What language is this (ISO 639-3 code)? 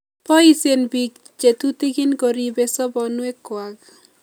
kln